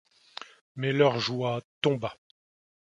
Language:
French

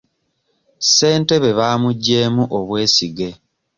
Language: Ganda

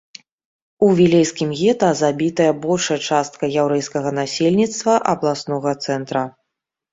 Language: Belarusian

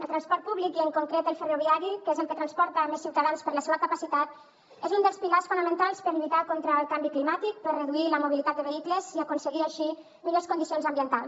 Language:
Catalan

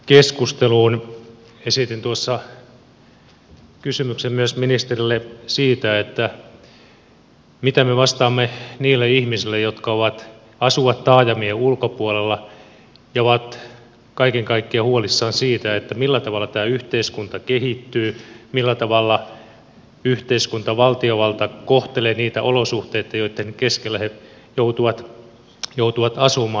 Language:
Finnish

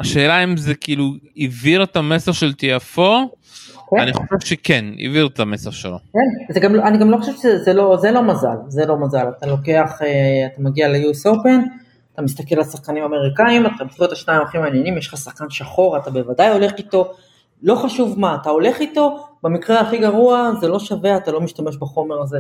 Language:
Hebrew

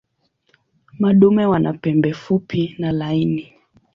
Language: Swahili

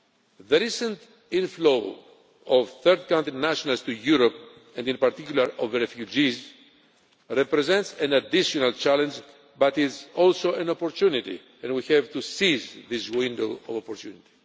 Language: English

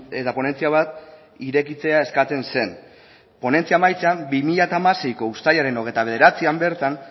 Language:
Basque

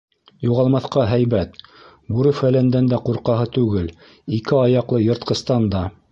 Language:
Bashkir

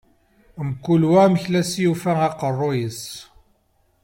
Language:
Kabyle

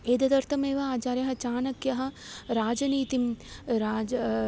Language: Sanskrit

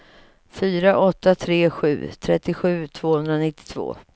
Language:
Swedish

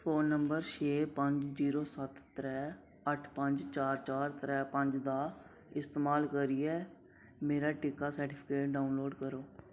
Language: Dogri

